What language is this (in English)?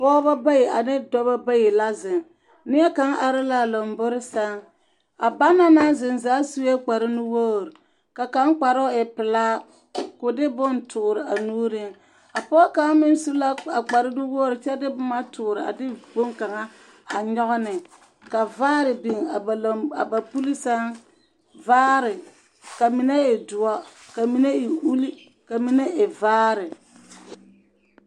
Southern Dagaare